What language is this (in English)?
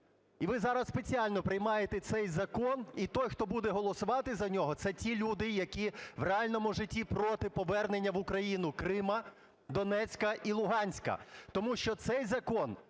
Ukrainian